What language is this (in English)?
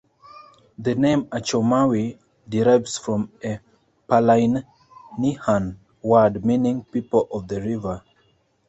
English